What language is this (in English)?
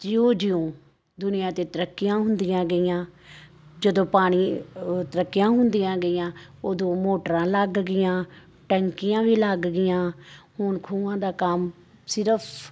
Punjabi